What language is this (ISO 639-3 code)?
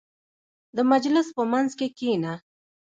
pus